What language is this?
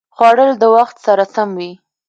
Pashto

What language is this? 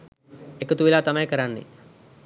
Sinhala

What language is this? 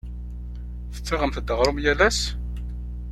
Kabyle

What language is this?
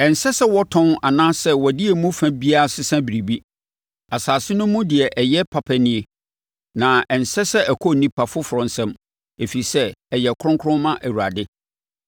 Akan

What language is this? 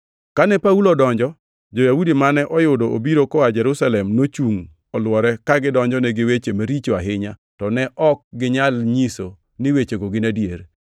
Luo (Kenya and Tanzania)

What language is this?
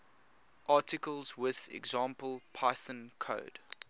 English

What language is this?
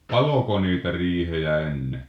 Finnish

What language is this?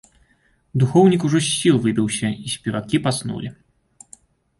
Belarusian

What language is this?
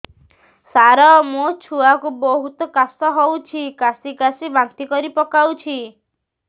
Odia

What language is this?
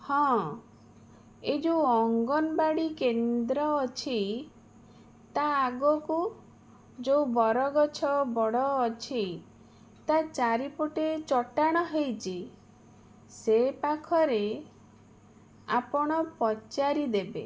Odia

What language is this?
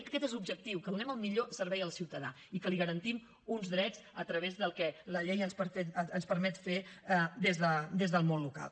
Catalan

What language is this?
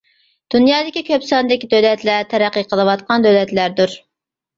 Uyghur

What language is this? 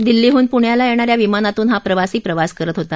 Marathi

